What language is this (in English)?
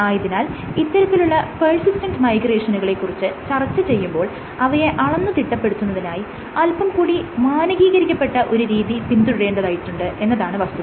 Malayalam